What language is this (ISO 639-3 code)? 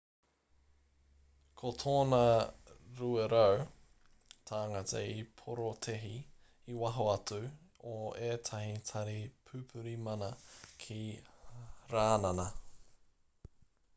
mri